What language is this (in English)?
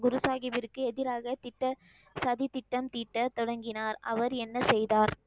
Tamil